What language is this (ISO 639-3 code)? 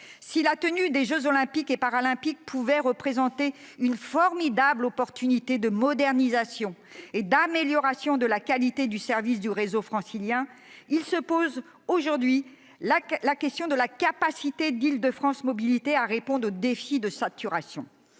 fra